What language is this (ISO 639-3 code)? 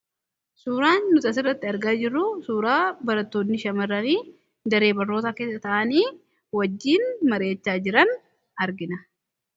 orm